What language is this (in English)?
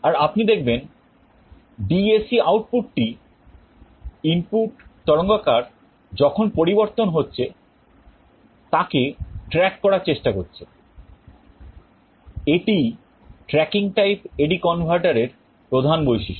Bangla